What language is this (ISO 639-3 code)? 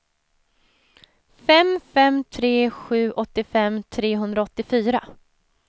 swe